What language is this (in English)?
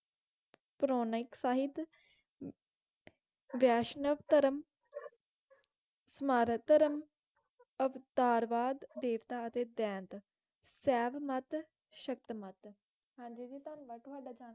Punjabi